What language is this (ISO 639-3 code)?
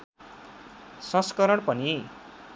nep